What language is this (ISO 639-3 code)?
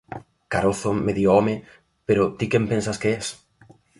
glg